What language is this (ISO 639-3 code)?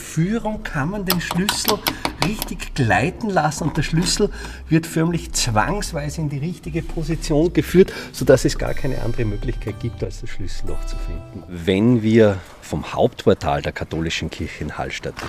deu